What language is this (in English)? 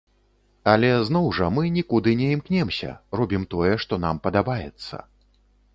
Belarusian